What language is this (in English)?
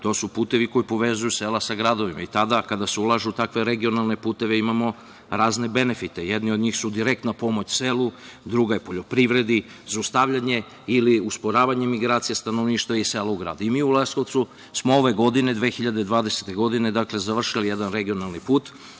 Serbian